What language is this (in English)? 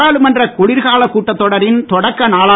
Tamil